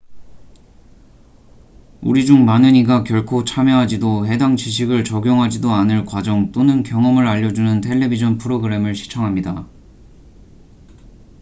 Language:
Korean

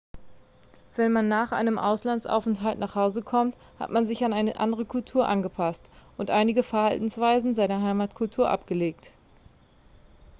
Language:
German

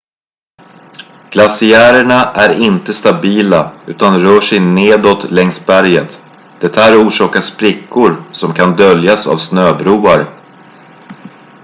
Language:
Swedish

